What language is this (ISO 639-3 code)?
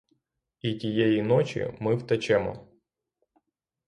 ukr